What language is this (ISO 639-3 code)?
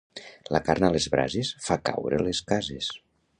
cat